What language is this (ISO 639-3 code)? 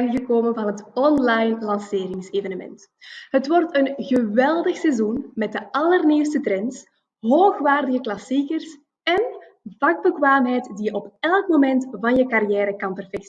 nld